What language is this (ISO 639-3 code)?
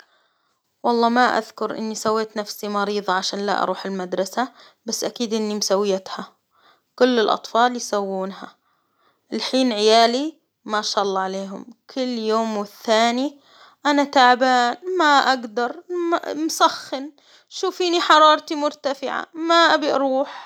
acw